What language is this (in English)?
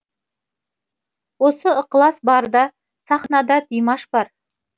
Kazakh